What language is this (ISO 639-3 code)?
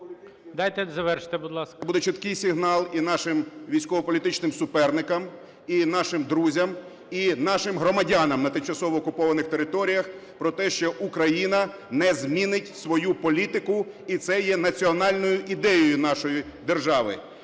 ukr